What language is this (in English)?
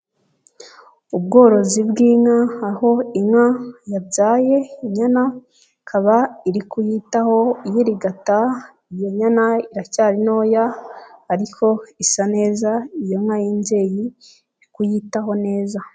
Kinyarwanda